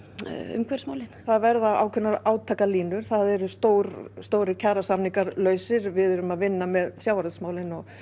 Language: Icelandic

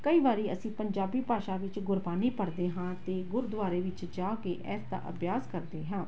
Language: Punjabi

